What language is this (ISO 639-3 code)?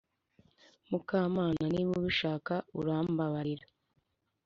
kin